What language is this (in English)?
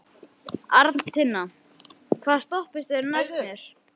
Icelandic